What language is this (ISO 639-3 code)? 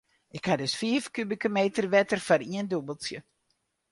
fry